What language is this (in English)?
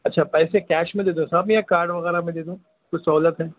Urdu